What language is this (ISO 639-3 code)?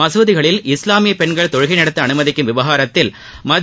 tam